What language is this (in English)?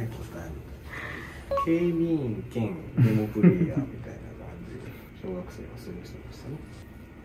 Japanese